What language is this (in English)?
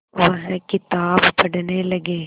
Hindi